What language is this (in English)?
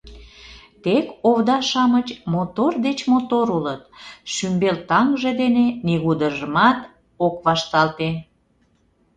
Mari